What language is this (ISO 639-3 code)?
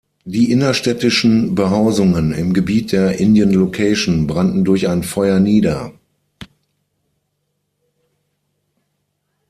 deu